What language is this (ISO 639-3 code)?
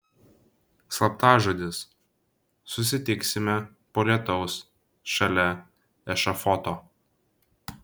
lit